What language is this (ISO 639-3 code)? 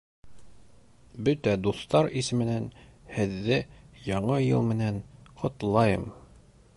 bak